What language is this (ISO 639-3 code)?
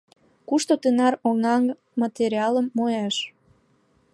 chm